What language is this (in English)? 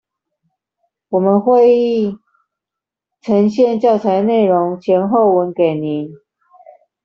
Chinese